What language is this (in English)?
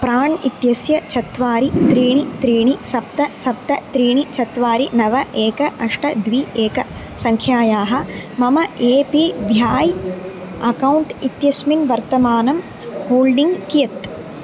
Sanskrit